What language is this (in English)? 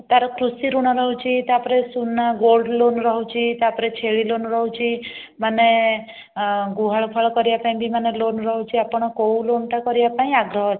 Odia